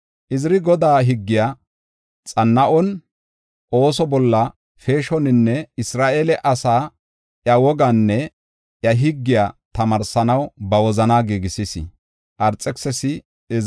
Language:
Gofa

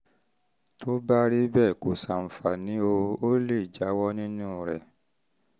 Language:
Yoruba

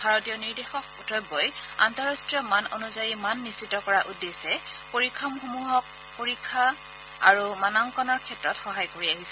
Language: Assamese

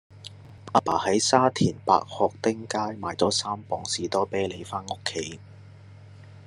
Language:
Cantonese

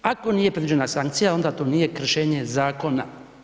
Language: Croatian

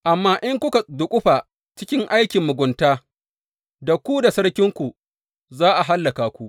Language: Hausa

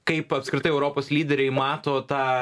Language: Lithuanian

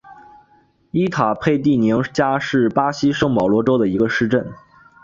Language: Chinese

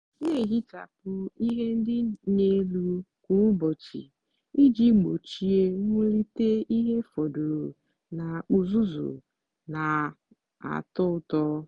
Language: Igbo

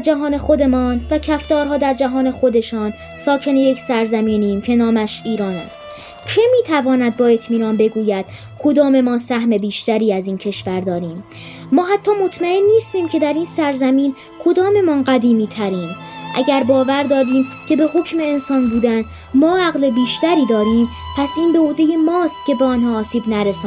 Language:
Persian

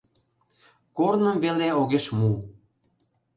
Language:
Mari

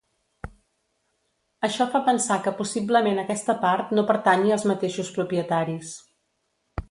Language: Catalan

